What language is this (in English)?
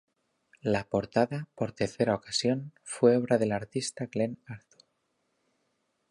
Spanish